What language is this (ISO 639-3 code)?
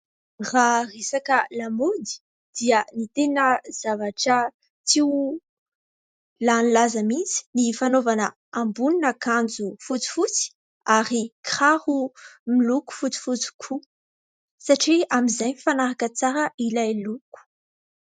mlg